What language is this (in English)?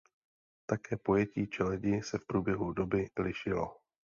Czech